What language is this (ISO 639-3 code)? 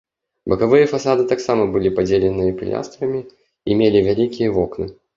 bel